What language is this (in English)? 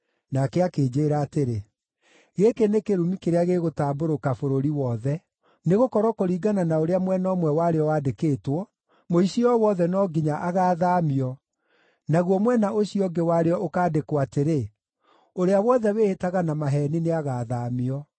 Kikuyu